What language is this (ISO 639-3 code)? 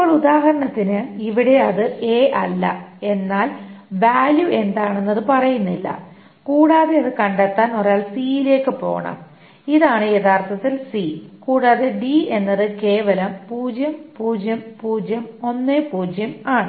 mal